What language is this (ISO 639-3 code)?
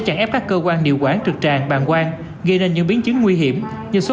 vie